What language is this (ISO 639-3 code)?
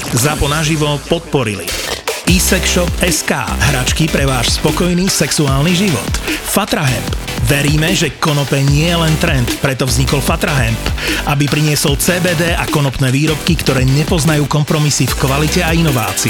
slk